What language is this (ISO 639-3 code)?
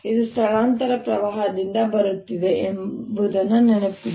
kan